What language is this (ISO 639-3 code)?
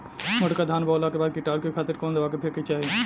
bho